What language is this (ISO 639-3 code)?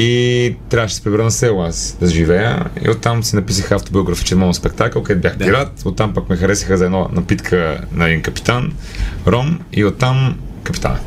bul